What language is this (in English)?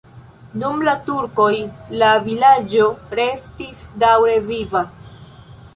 Esperanto